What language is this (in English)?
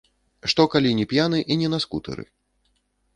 Belarusian